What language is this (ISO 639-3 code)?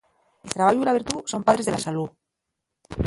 ast